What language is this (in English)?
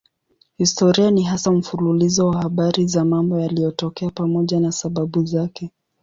Swahili